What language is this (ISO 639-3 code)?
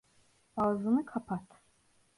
tur